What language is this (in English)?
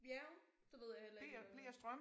Danish